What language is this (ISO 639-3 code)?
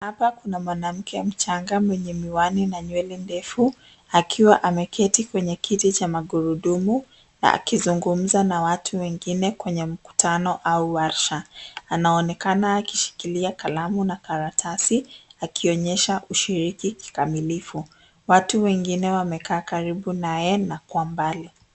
swa